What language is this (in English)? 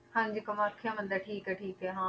Punjabi